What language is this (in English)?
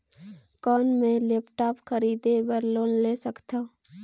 Chhattisgarhi